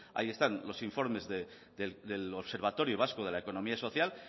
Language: Spanish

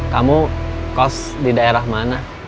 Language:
Indonesian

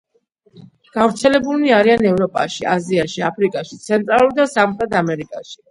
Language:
Georgian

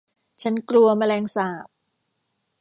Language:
Thai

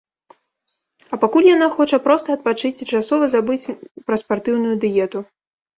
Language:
Belarusian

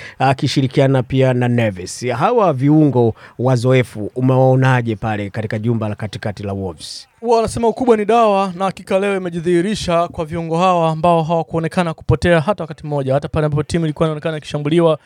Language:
Swahili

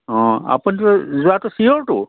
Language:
Assamese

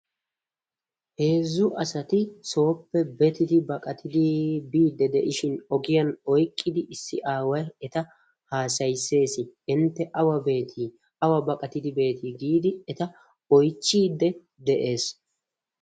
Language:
Wolaytta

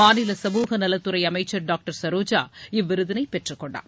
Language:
Tamil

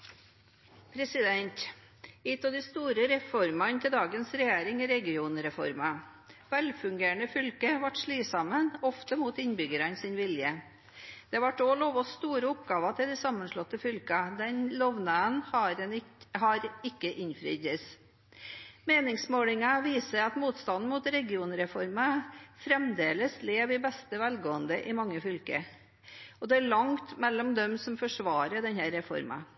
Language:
Norwegian Nynorsk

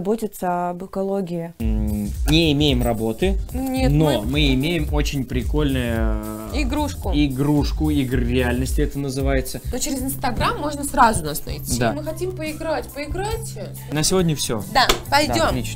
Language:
Russian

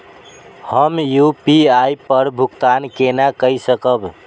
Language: Maithili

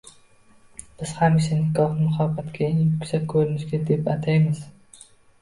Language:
Uzbek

